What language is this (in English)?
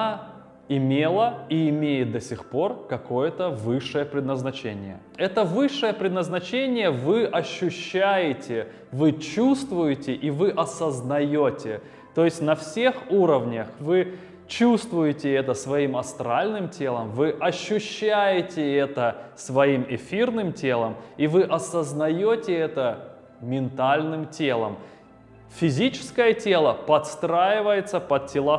Russian